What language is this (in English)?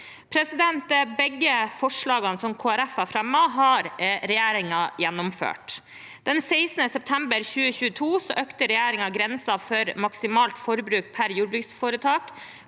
Norwegian